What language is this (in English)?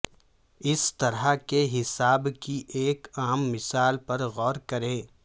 Urdu